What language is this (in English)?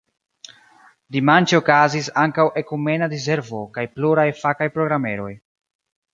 Esperanto